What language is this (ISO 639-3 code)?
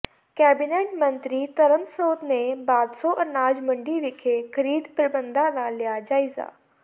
pan